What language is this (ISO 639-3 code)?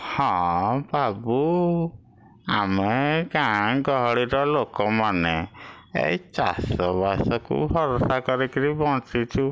ori